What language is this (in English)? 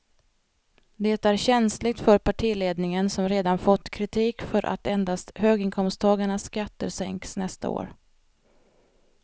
Swedish